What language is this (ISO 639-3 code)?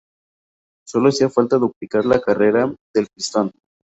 spa